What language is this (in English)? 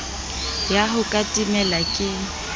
Southern Sotho